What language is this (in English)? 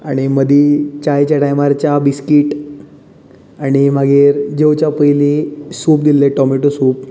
Konkani